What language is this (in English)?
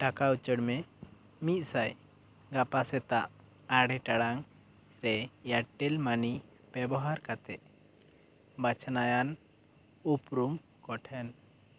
Santali